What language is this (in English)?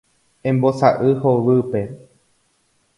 Guarani